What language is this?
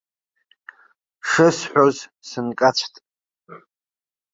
Abkhazian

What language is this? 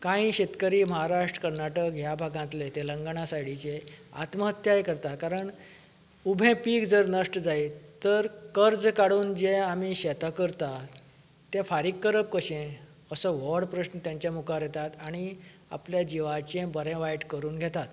Konkani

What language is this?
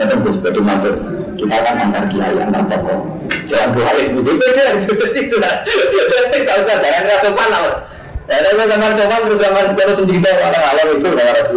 Indonesian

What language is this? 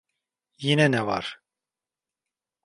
Turkish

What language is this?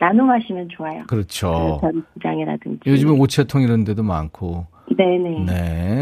Korean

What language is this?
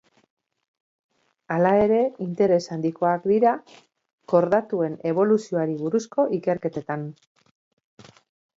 Basque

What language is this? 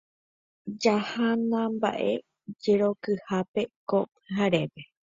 Guarani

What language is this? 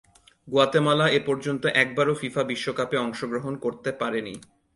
Bangla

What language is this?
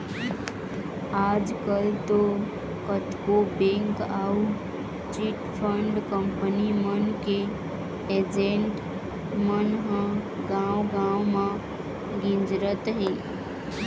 Chhattisgarhi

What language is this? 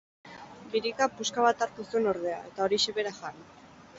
Basque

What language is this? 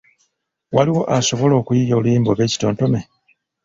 Ganda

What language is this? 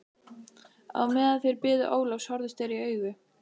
Icelandic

